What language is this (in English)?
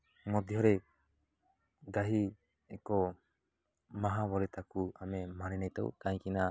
Odia